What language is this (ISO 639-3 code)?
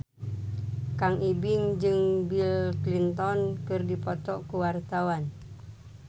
sun